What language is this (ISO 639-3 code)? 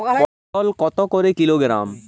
ben